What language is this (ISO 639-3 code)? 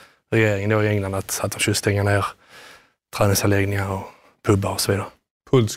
swe